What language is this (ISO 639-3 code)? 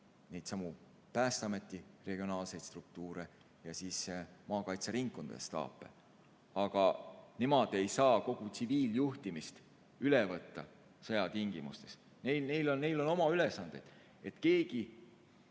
est